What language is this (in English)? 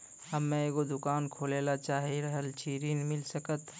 Maithili